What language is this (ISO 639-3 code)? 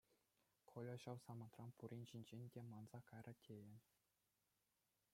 chv